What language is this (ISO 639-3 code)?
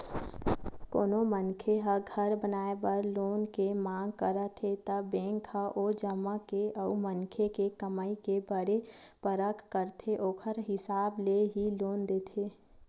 hne